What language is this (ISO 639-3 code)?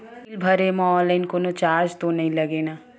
hne